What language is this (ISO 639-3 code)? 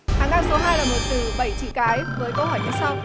vie